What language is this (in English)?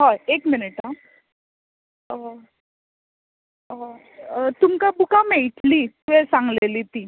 Konkani